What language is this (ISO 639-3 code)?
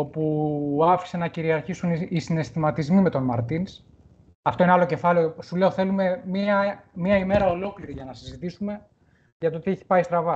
ell